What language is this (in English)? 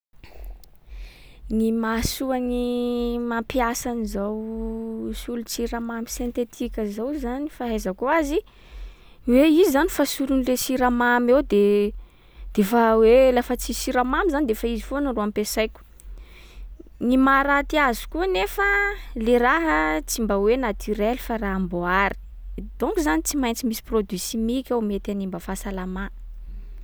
Sakalava Malagasy